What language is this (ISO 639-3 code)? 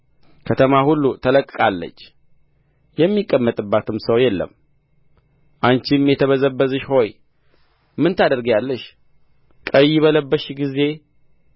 amh